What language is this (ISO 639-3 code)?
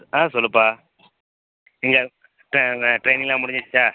tam